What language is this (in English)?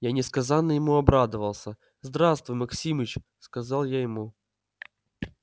Russian